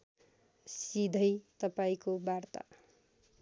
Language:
Nepali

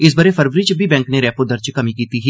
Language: Dogri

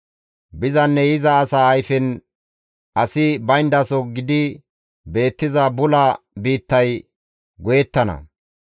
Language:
Gamo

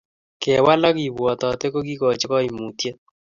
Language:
Kalenjin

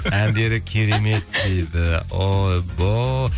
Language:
Kazakh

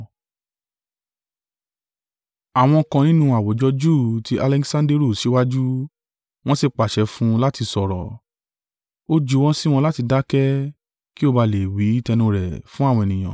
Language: Yoruba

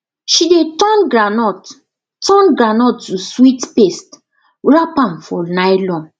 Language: Nigerian Pidgin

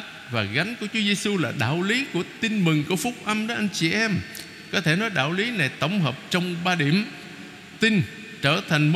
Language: Vietnamese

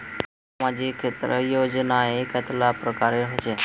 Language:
Magahi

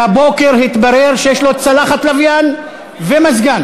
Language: Hebrew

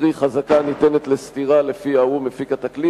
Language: Hebrew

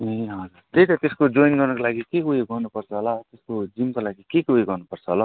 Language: Nepali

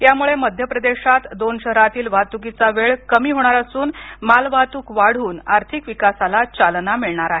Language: Marathi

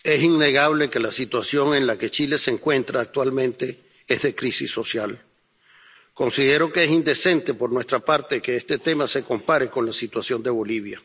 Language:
Spanish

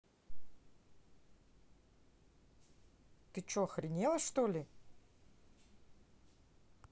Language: Russian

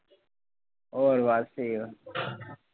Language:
Punjabi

